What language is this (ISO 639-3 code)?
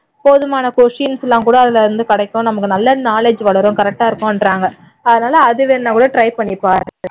tam